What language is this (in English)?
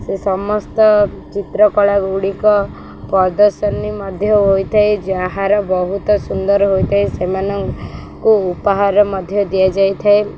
Odia